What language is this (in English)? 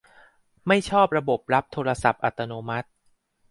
Thai